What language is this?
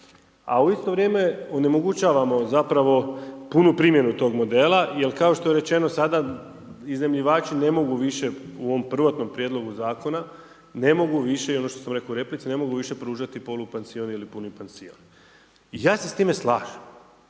Croatian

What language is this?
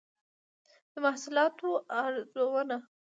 Pashto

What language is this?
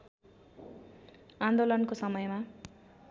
Nepali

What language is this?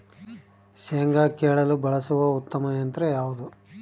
Kannada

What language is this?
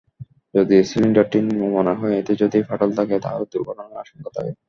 Bangla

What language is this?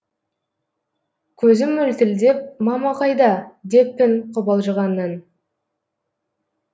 Kazakh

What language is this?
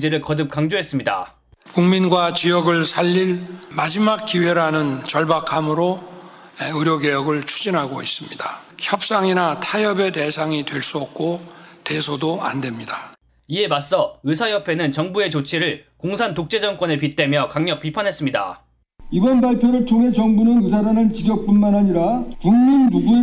Korean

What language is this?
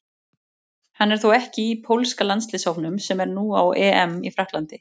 Icelandic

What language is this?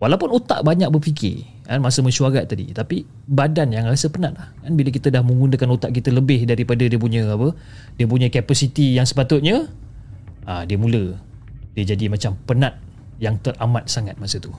Malay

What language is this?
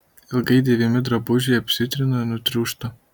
Lithuanian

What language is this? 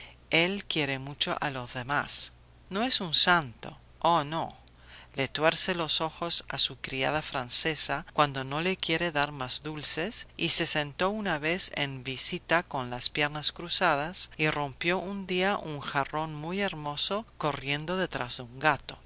Spanish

